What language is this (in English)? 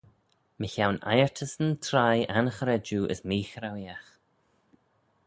Manx